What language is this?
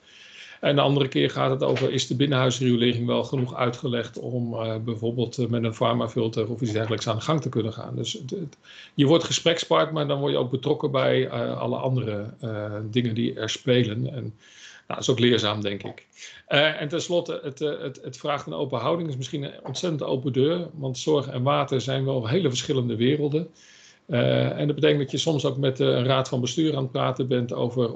Dutch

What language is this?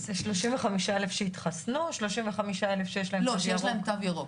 Hebrew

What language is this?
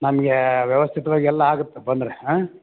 Kannada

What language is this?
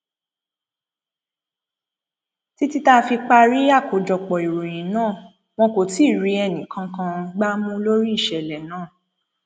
Yoruba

